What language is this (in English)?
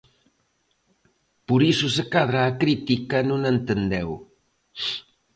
Galician